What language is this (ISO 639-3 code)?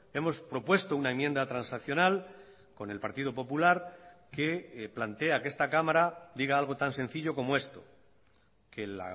spa